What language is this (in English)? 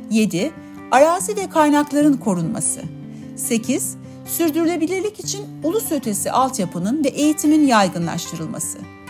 Turkish